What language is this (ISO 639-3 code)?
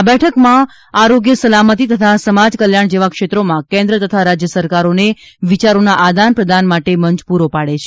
guj